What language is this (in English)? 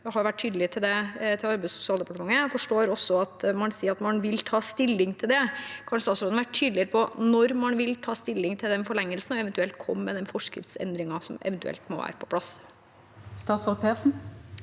Norwegian